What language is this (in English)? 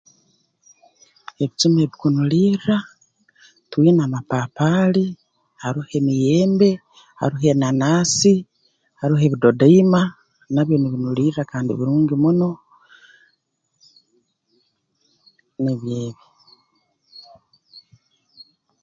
Tooro